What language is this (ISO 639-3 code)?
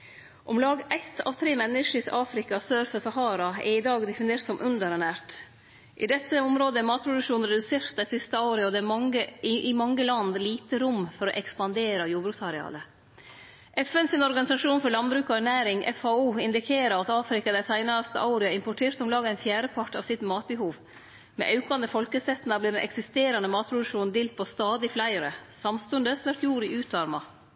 nno